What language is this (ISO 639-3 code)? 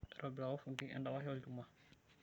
mas